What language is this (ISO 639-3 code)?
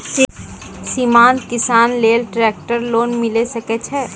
mai